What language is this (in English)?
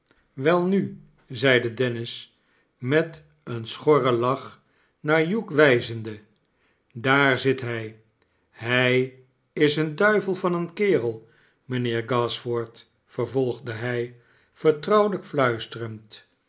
Dutch